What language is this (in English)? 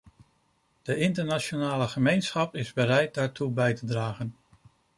Dutch